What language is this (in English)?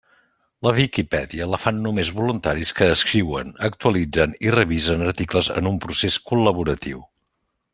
Catalan